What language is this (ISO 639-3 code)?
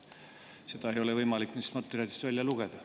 est